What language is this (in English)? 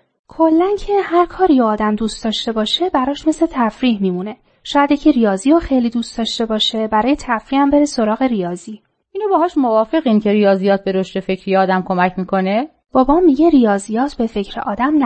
Persian